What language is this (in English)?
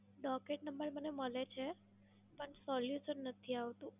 Gujarati